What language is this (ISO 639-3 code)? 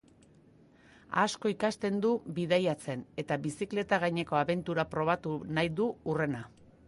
eus